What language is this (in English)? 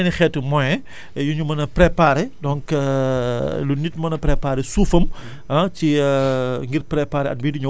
Wolof